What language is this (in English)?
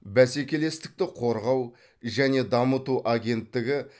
Kazakh